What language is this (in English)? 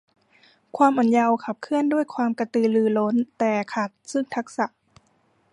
Thai